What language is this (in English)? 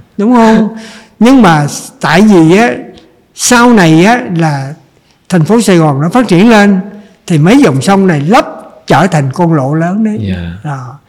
Vietnamese